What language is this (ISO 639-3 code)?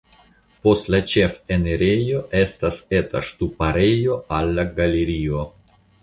epo